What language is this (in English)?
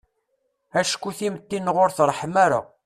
Kabyle